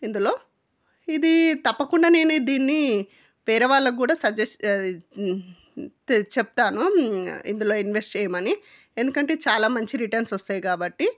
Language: Telugu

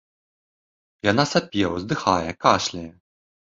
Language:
Belarusian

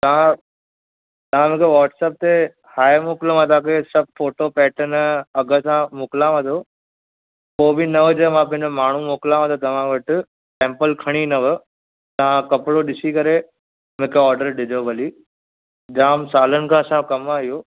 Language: Sindhi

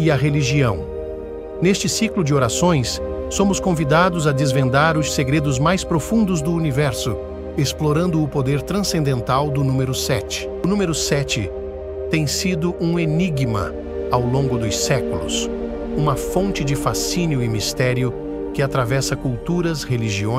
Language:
Portuguese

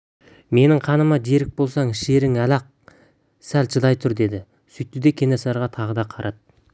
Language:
Kazakh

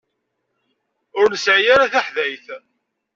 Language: Kabyle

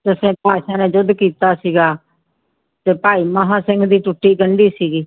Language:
Punjabi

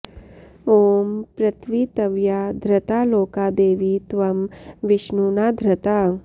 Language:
Sanskrit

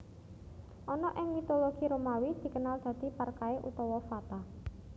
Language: Javanese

